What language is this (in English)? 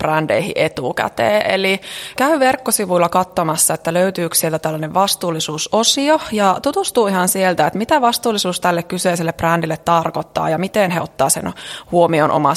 Finnish